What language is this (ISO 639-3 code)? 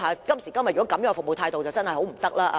yue